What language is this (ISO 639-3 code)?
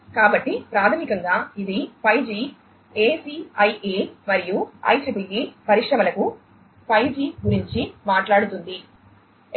tel